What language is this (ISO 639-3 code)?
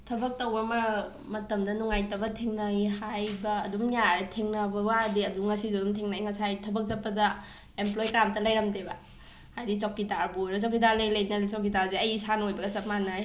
mni